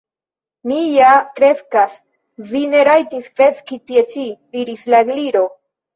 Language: Esperanto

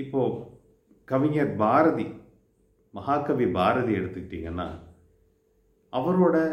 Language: Tamil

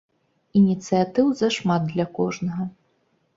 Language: Belarusian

